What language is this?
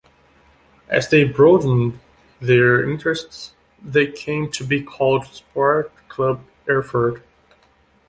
English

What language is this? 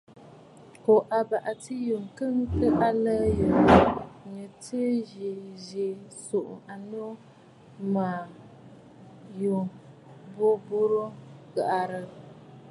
Bafut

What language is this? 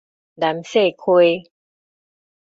Min Nan Chinese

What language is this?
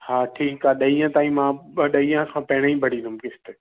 Sindhi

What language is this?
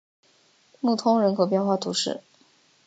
Chinese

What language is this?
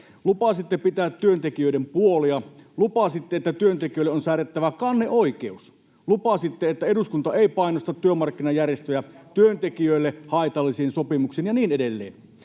Finnish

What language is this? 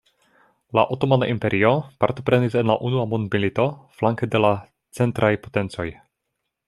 Esperanto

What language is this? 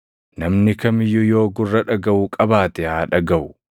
Oromo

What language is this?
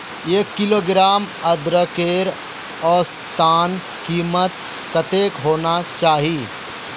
Magahi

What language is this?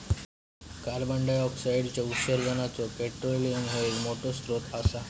Marathi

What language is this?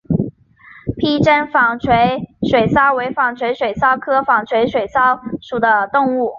Chinese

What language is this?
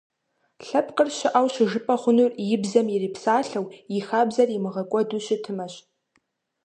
Kabardian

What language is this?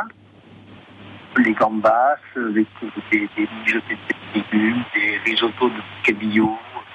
French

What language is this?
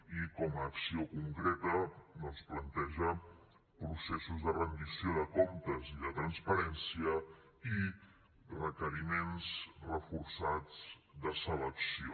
Catalan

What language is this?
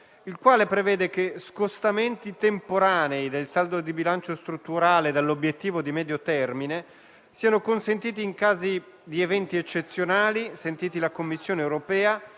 Italian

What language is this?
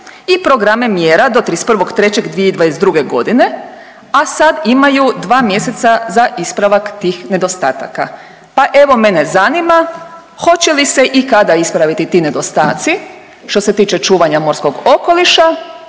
Croatian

